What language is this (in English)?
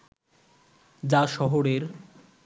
Bangla